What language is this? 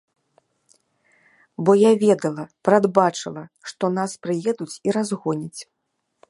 Belarusian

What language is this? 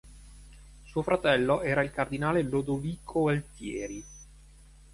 Italian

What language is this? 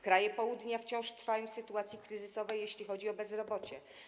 Polish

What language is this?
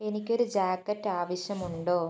Malayalam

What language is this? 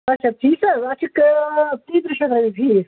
Kashmiri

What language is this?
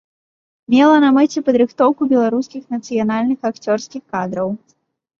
Belarusian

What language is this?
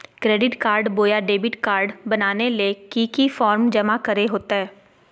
Magahi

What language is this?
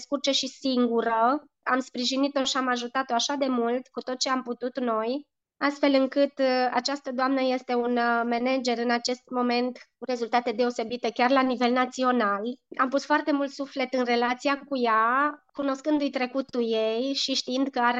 Romanian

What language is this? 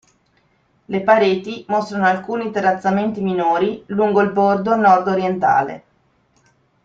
Italian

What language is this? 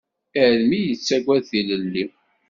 Kabyle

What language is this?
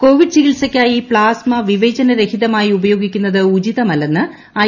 Malayalam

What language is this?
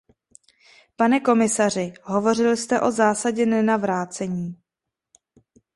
Czech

